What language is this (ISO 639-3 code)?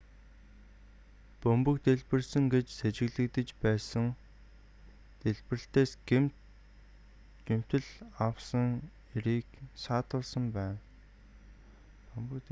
mon